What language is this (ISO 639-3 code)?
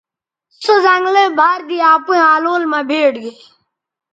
btv